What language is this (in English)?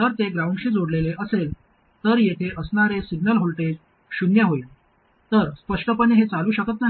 Marathi